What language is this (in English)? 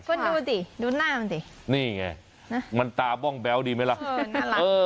Thai